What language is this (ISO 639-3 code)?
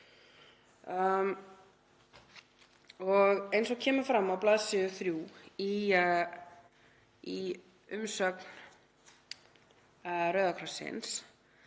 isl